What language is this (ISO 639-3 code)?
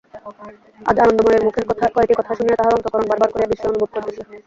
ben